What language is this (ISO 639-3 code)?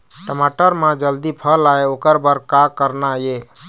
hne